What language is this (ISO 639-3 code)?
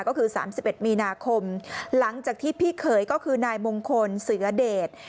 tha